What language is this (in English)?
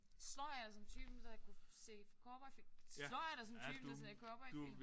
Danish